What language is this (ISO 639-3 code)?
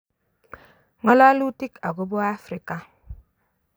kln